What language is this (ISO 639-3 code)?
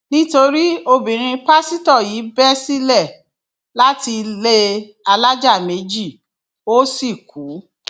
yor